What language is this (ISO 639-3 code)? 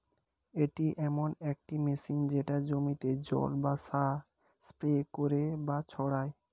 ben